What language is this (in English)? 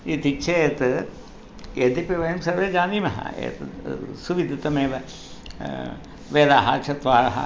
Sanskrit